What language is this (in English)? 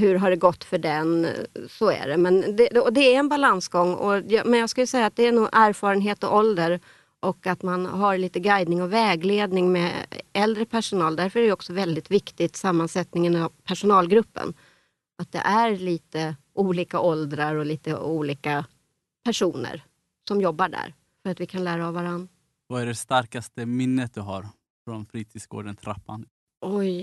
Swedish